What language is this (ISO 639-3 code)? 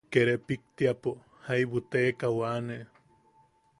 yaq